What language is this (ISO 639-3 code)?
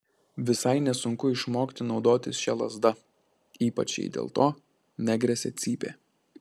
lit